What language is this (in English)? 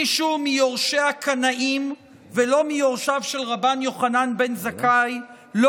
Hebrew